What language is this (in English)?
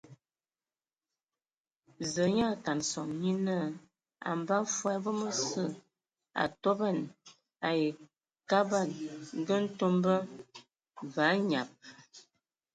Ewondo